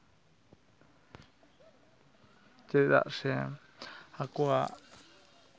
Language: Santali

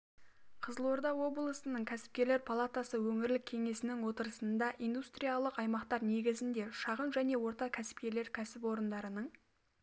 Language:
Kazakh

